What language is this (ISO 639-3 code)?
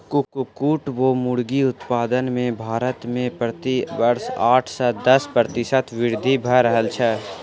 mai